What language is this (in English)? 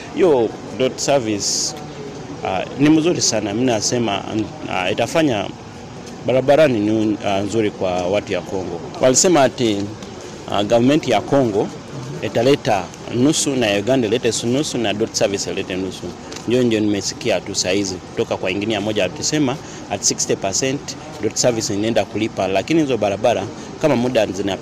Swahili